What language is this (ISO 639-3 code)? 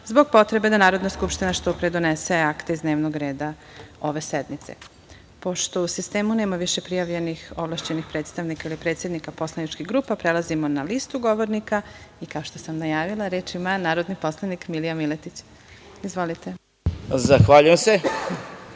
srp